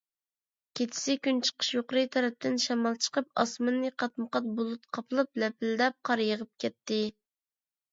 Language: Uyghur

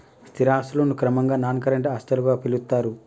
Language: Telugu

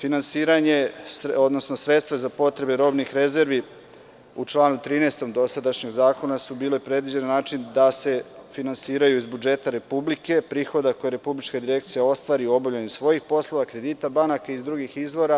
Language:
Serbian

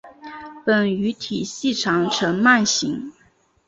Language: Chinese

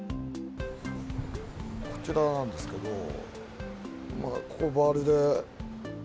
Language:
Japanese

